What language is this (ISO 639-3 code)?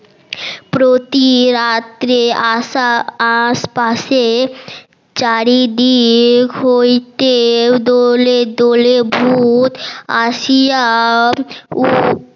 ben